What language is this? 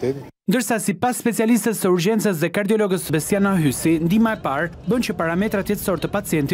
Romanian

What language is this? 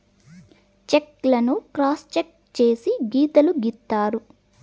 Telugu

